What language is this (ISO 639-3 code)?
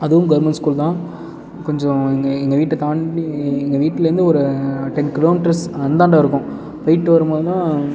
tam